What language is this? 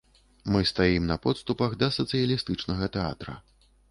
Belarusian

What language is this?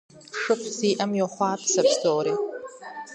Kabardian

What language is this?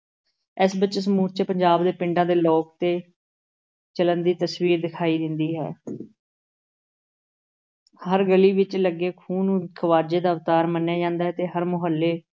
Punjabi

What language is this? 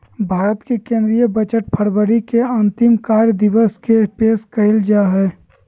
Magahi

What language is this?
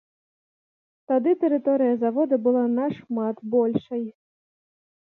Belarusian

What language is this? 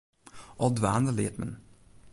Western Frisian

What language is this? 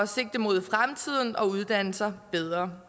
Danish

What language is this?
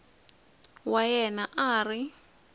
Tsonga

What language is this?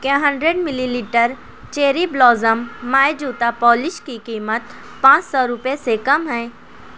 Urdu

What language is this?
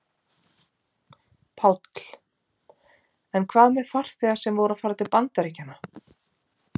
Icelandic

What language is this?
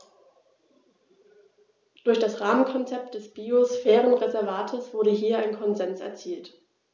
German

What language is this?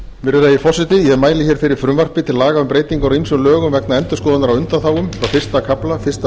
Icelandic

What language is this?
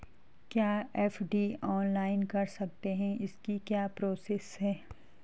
Hindi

